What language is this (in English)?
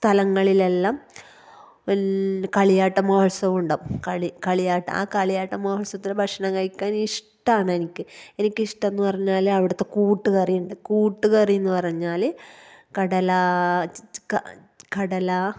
Malayalam